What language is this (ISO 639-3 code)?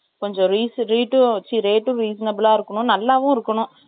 tam